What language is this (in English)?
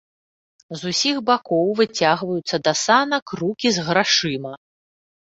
Belarusian